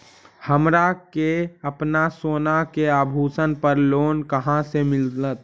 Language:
Magahi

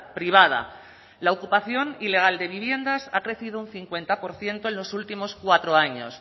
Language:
Spanish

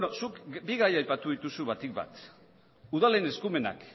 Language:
Basque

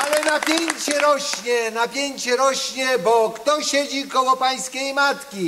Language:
Polish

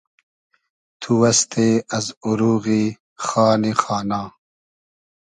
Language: Hazaragi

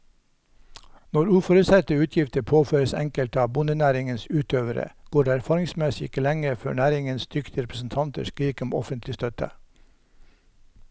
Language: Norwegian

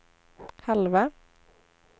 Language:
Swedish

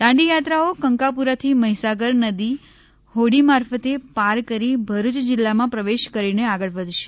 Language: Gujarati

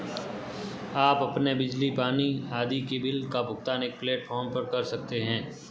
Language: Hindi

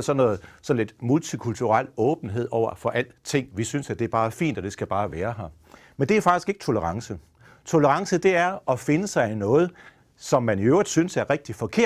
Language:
Danish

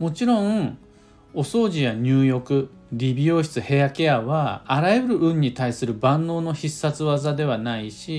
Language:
Japanese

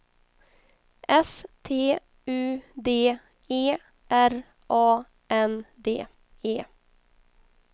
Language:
Swedish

